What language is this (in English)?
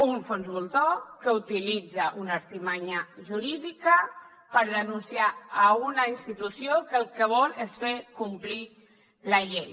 Catalan